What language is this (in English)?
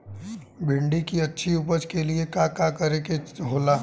Bhojpuri